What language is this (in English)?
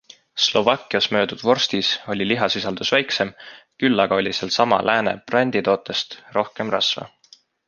Estonian